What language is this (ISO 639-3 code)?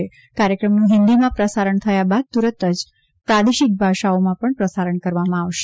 guj